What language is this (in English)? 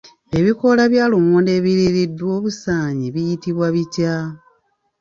Ganda